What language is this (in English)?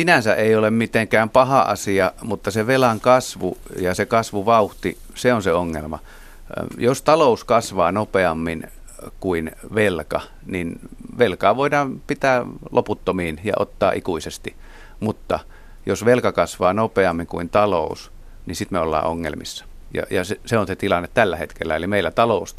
Finnish